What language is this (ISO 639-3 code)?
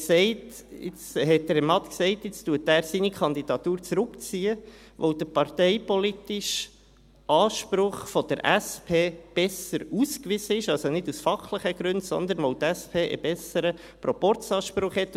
gsw